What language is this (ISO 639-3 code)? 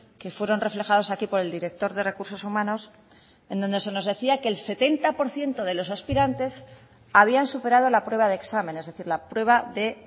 spa